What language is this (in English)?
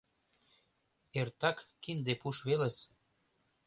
Mari